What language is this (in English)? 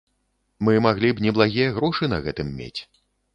Belarusian